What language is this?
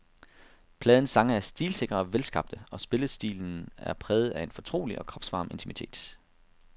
Danish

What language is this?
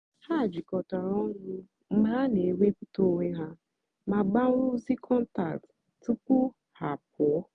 Igbo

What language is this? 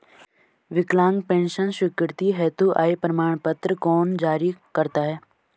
Hindi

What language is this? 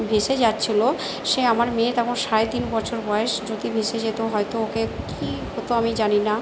Bangla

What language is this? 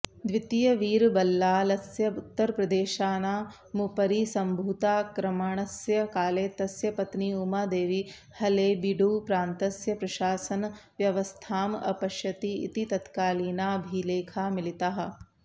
Sanskrit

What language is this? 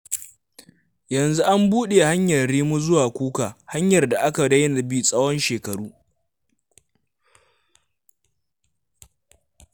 Hausa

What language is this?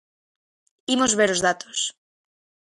Galician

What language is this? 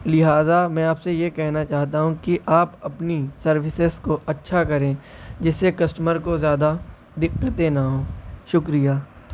Urdu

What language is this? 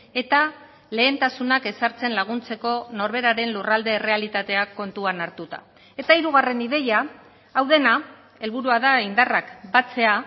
Basque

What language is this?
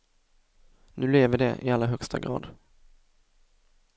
Swedish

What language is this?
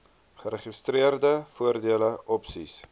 Afrikaans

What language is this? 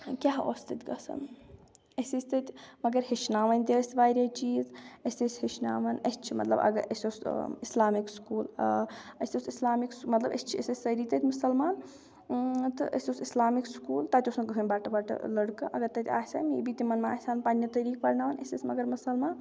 Kashmiri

